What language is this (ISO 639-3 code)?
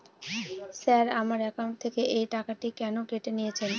ben